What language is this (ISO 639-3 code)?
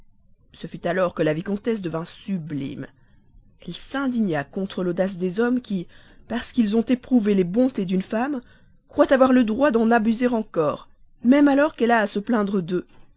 fra